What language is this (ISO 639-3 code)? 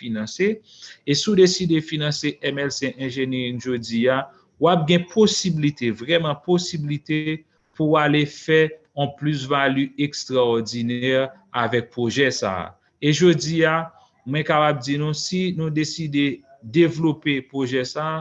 fra